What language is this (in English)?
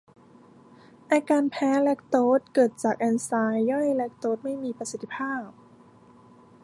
Thai